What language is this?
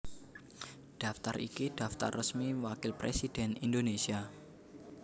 Javanese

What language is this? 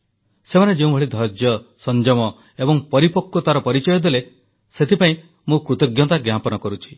Odia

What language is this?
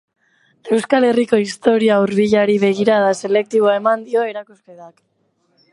Basque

